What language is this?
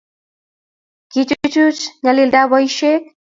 Kalenjin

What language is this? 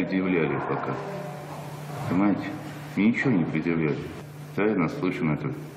Russian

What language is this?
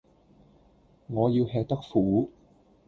Cantonese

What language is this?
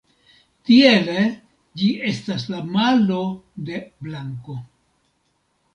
Esperanto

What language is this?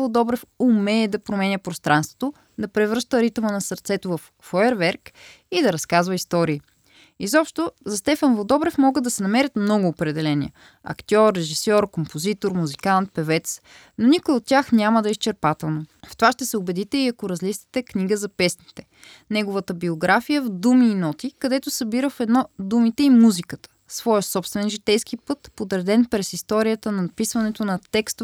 Bulgarian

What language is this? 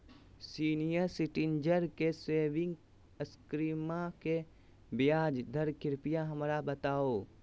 Magahi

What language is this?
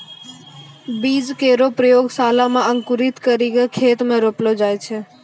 Maithili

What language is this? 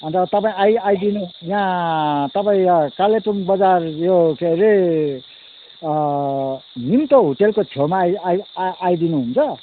Nepali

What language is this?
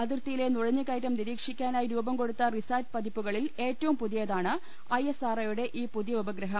Malayalam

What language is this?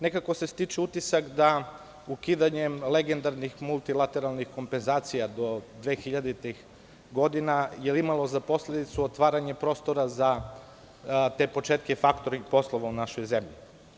Serbian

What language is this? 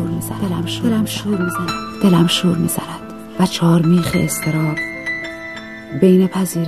Persian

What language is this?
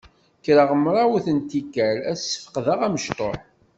Kabyle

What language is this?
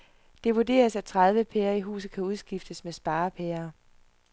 Danish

